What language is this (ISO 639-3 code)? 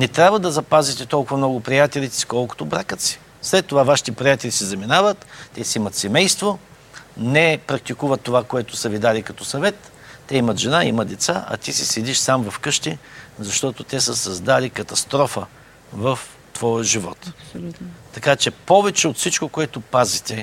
bul